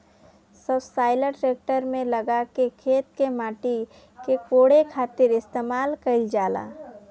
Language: Bhojpuri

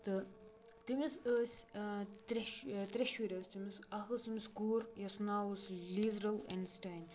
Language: Kashmiri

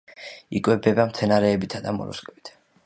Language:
Georgian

